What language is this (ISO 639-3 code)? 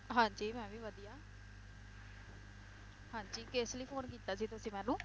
pan